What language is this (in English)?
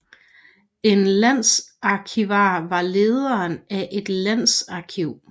Danish